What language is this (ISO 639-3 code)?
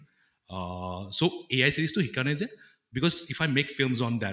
asm